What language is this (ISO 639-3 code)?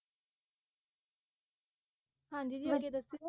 pan